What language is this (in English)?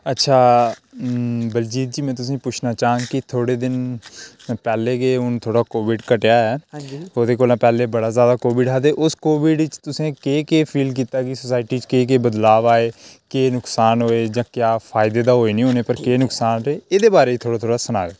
Dogri